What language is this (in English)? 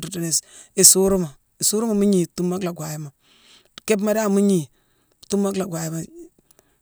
Mansoanka